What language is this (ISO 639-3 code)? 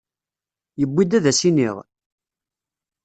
kab